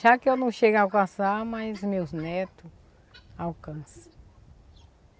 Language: Portuguese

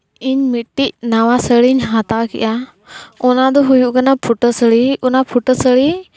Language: Santali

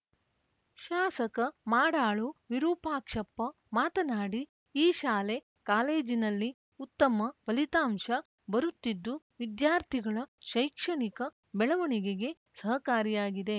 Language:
Kannada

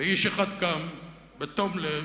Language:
Hebrew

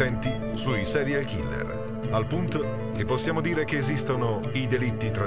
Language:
Italian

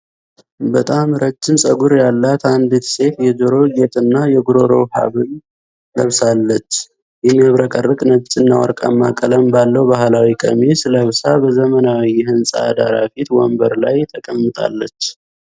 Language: Amharic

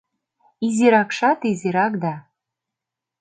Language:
Mari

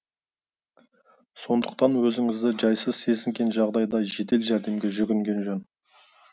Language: Kazakh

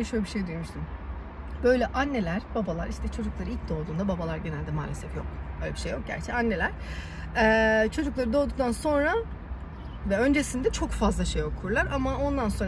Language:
Turkish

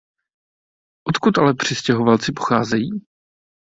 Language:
Czech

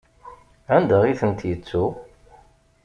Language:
Kabyle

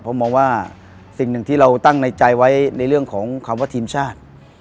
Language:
Thai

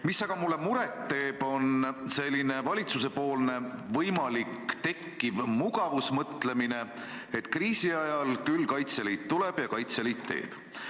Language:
Estonian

